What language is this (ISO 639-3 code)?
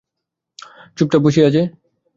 ben